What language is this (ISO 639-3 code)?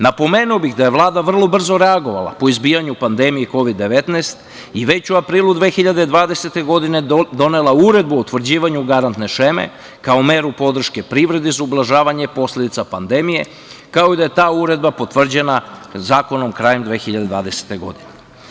srp